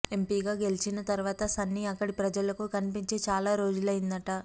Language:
Telugu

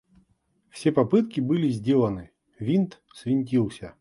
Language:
Russian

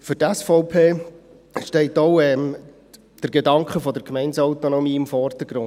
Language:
Swiss German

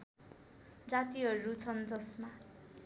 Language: Nepali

